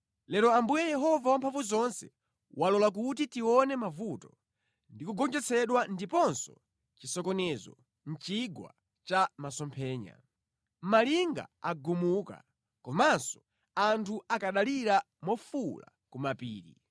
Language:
Nyanja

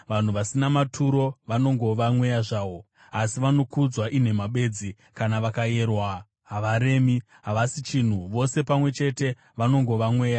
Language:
Shona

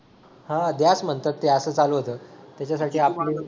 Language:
Marathi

